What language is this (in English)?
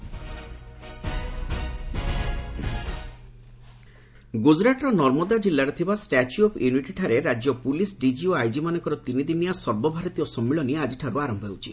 Odia